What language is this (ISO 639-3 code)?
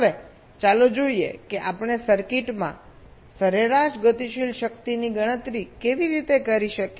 guj